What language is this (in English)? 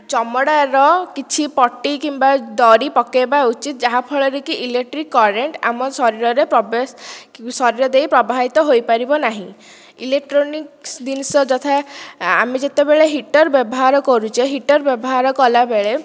Odia